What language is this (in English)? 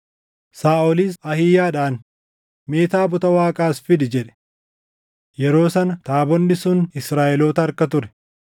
Oromo